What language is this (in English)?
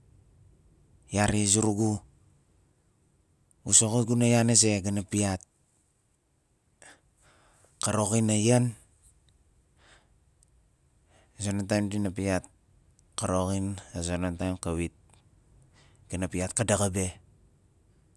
Nalik